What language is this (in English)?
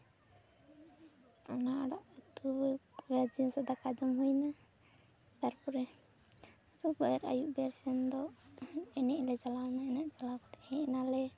Santali